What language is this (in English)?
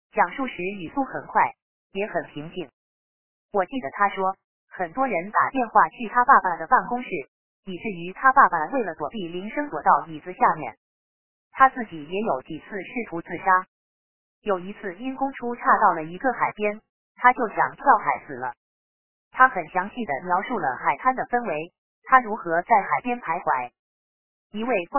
Chinese